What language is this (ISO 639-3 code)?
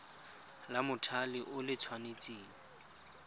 tsn